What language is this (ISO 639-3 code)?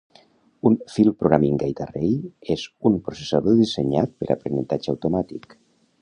cat